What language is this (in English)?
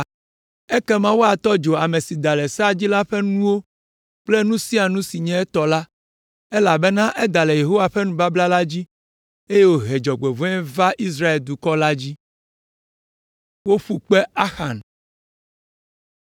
Ewe